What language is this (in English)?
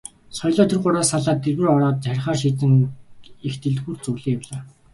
Mongolian